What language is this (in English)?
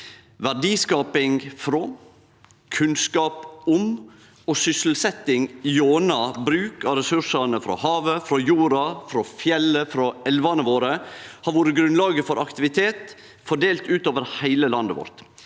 Norwegian